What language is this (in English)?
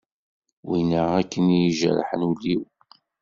Kabyle